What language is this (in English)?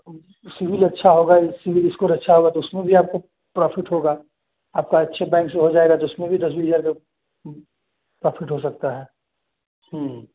Hindi